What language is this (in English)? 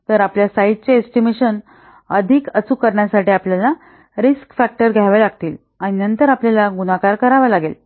Marathi